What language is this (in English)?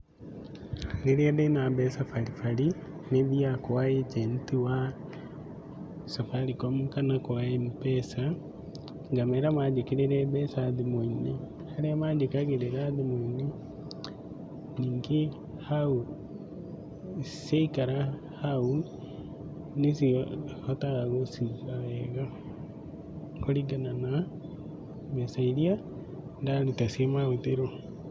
Kikuyu